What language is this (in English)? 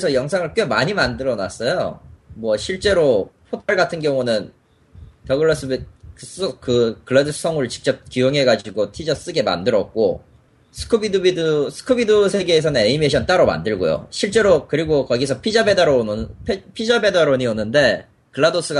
Korean